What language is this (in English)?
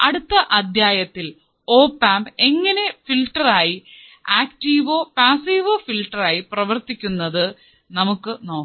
Malayalam